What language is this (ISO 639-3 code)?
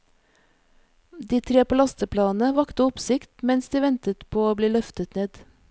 nor